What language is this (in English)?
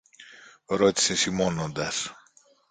Greek